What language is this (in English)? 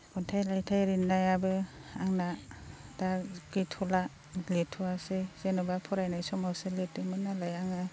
Bodo